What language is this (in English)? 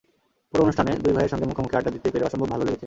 Bangla